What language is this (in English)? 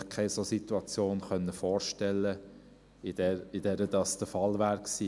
Swiss German